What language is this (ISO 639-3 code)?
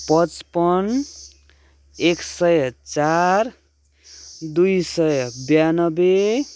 nep